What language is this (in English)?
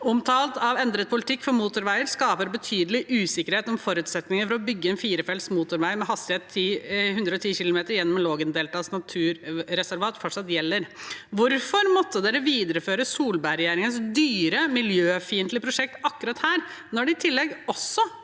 Norwegian